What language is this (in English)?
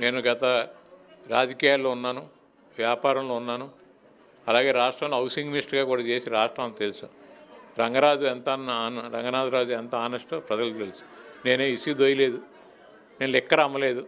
Telugu